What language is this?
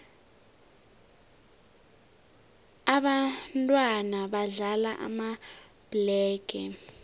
South Ndebele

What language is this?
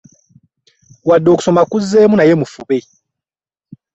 Ganda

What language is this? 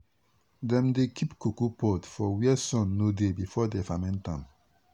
Nigerian Pidgin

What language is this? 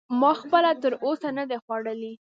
Pashto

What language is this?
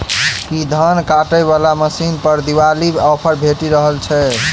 Maithili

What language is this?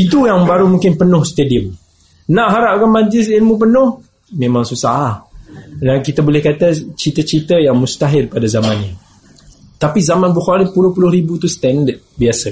Malay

